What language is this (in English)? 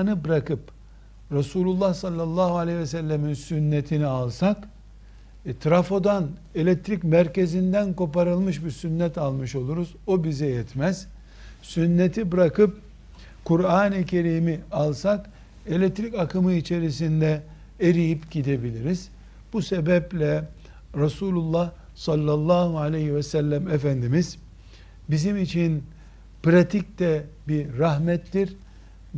Turkish